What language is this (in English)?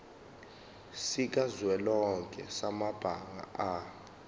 Zulu